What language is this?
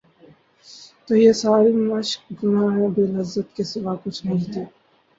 Urdu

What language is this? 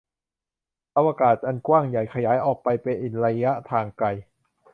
Thai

